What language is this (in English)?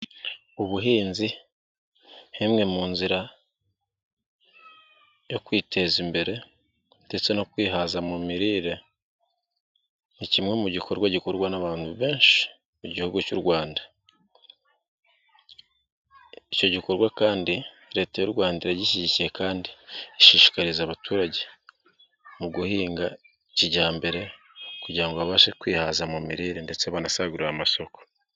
Kinyarwanda